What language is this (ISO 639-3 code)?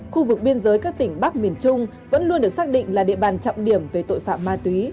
vie